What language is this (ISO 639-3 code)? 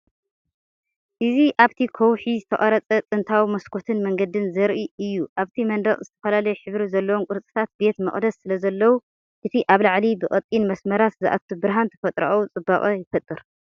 tir